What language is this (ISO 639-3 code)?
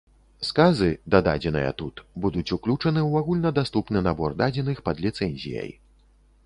bel